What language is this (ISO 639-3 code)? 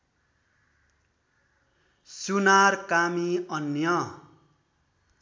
nep